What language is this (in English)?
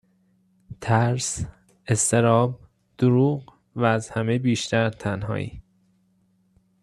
Persian